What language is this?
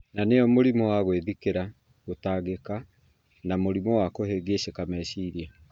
Kikuyu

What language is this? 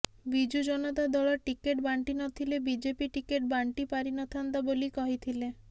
Odia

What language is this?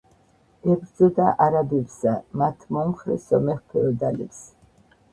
Georgian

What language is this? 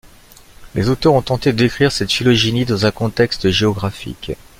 French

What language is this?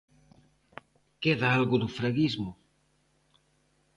Galician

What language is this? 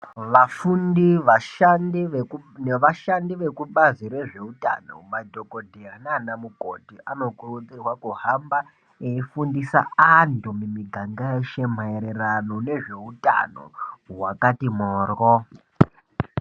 Ndau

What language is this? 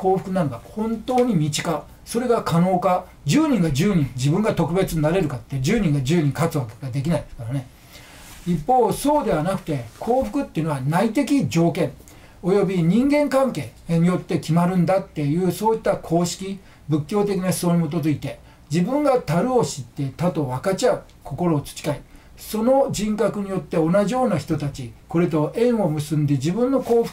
Japanese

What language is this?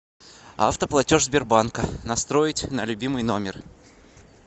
Russian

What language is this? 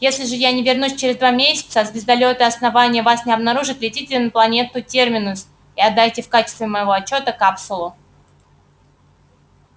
Russian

